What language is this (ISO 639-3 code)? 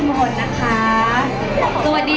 tha